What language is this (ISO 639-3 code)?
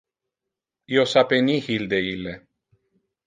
ina